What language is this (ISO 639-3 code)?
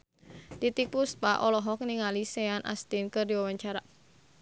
sun